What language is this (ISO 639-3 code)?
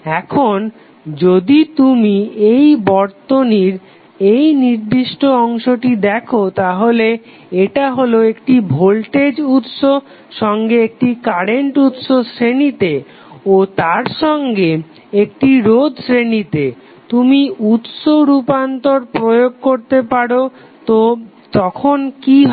ben